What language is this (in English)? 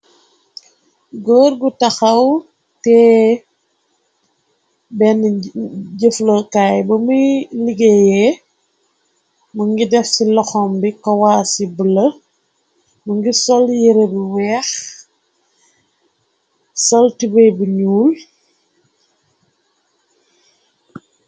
Wolof